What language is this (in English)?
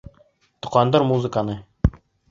Bashkir